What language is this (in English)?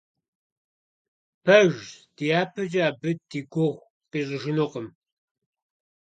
Kabardian